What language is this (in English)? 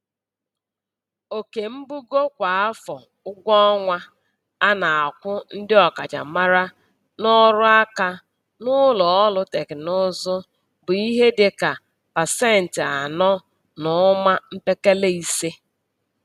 Igbo